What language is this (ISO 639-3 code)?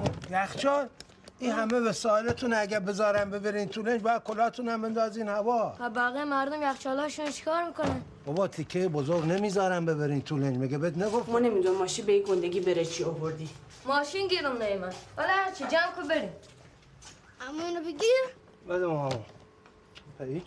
fas